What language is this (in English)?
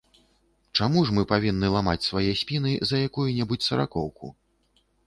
Belarusian